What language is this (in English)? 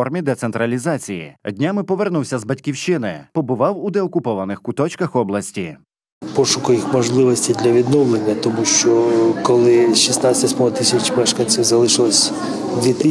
Ukrainian